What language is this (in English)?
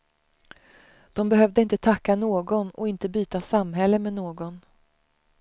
Swedish